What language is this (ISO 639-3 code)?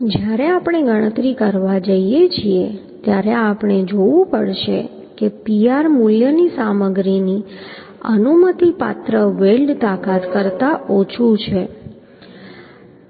guj